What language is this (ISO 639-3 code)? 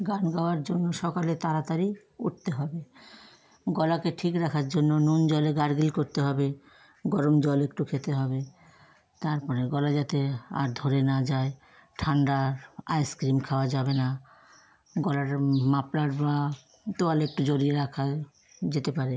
ben